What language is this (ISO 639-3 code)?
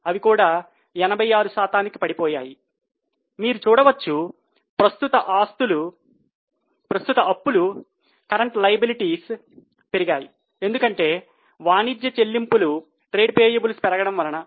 tel